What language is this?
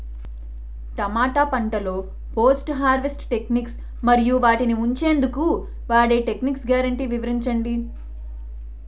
Telugu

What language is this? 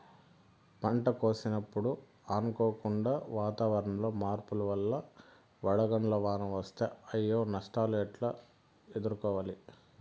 Telugu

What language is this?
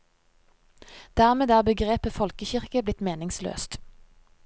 Norwegian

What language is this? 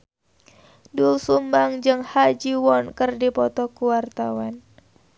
Sundanese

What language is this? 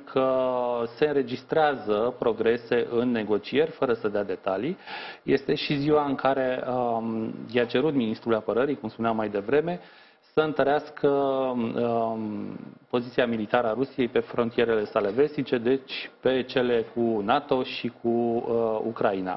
Romanian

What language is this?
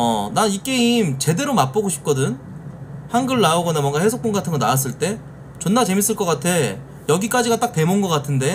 Korean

